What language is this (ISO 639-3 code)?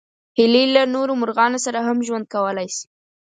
pus